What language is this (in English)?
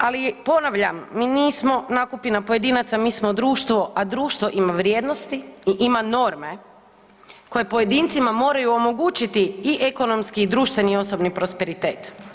Croatian